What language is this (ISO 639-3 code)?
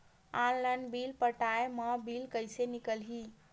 hne